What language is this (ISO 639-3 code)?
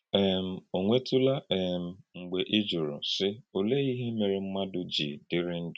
ibo